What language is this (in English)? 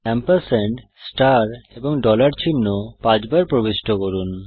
Bangla